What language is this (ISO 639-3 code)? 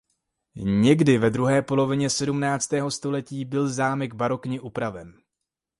ces